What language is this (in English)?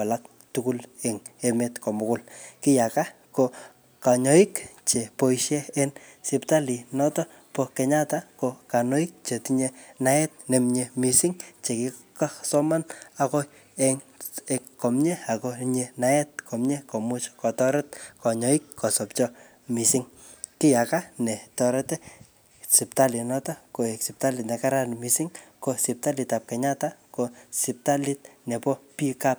Kalenjin